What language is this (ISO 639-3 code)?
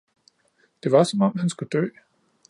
dan